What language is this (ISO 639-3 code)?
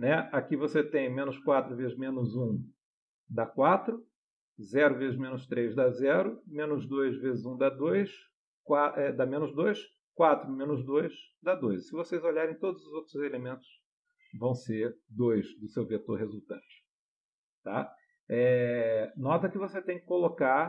por